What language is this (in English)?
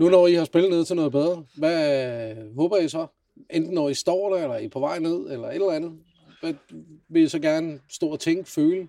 Danish